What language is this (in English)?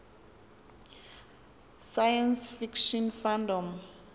Xhosa